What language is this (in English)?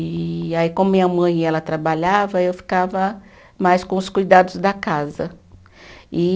Portuguese